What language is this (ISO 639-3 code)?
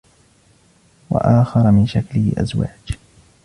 ara